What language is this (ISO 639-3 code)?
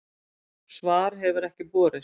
isl